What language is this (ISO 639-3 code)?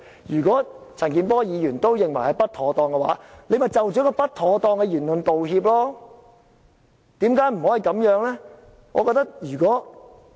yue